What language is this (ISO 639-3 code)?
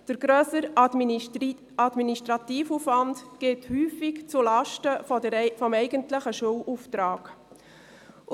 gsw